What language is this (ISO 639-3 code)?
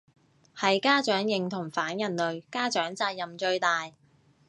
yue